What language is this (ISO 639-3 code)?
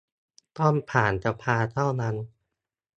tha